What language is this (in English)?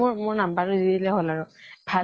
Assamese